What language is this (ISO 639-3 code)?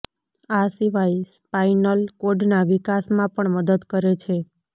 guj